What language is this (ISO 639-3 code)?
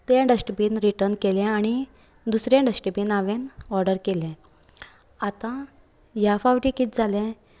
kok